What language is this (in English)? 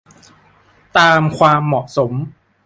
Thai